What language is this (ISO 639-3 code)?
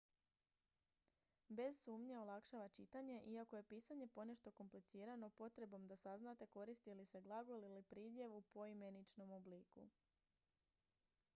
hrv